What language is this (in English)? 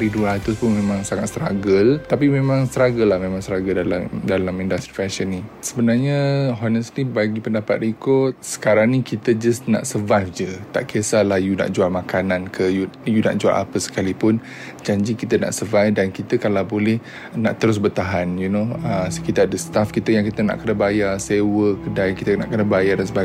Malay